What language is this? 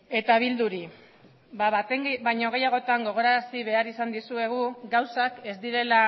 Basque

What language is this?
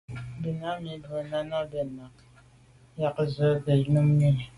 Medumba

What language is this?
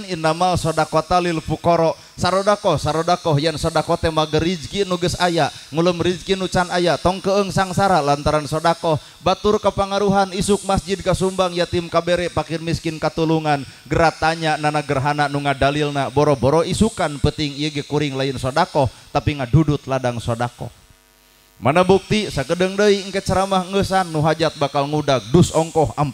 Indonesian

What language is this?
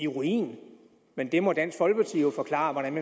Danish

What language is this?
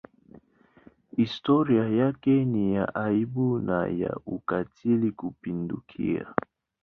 Swahili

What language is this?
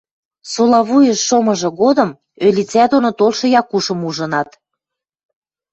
Western Mari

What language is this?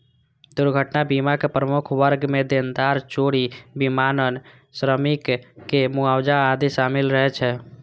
Maithili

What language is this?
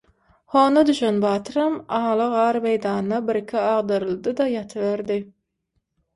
Turkmen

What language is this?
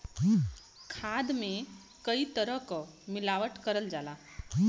Bhojpuri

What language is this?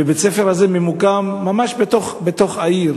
Hebrew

